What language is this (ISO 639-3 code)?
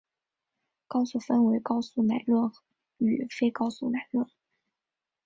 zho